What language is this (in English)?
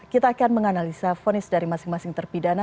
Indonesian